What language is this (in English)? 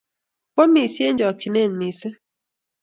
Kalenjin